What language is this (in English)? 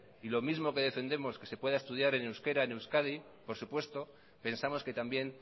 Spanish